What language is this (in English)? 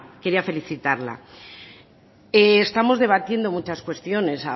Spanish